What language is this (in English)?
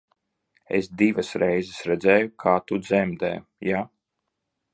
Latvian